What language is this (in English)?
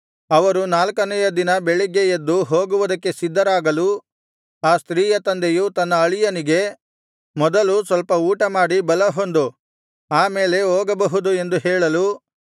Kannada